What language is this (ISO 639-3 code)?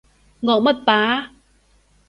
yue